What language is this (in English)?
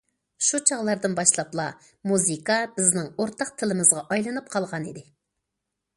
Uyghur